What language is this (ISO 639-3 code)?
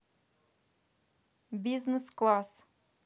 rus